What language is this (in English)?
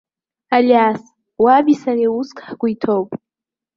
Abkhazian